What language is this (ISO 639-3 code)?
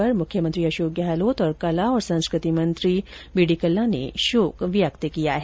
hin